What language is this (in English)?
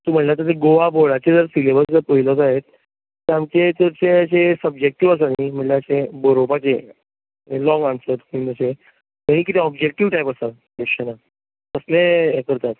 Konkani